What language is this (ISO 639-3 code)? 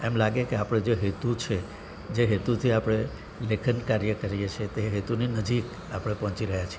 guj